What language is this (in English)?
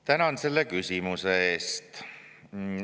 Estonian